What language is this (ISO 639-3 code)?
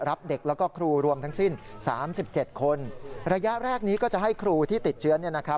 tha